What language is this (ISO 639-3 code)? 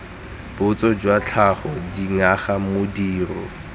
tsn